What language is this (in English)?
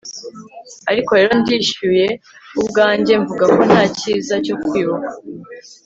Kinyarwanda